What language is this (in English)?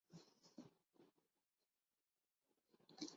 Urdu